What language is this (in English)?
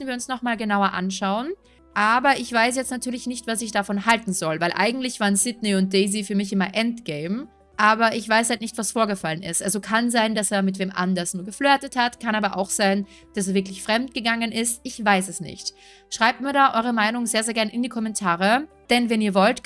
German